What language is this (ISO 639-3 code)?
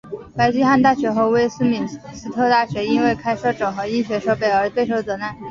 zho